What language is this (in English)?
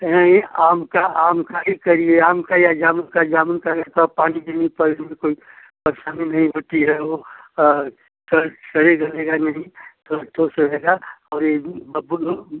Hindi